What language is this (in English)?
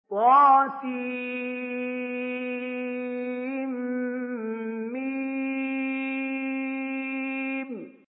Arabic